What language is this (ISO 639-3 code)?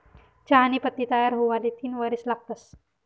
mar